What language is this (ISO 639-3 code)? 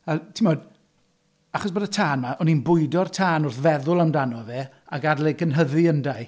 cym